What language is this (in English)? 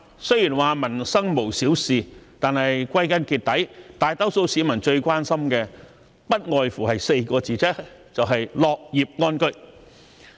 Cantonese